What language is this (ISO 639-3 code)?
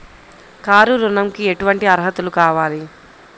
tel